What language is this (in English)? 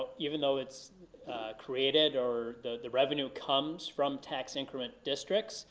English